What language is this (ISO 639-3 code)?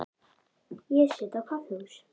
isl